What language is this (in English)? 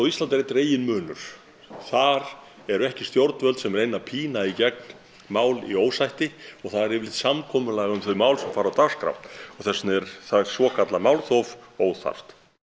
Icelandic